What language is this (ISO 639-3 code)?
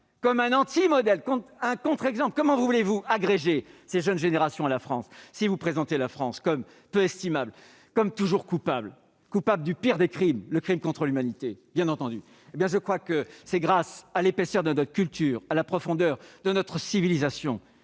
fra